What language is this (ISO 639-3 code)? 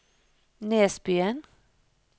nor